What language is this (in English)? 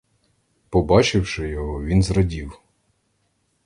Ukrainian